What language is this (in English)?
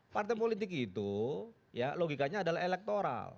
Indonesian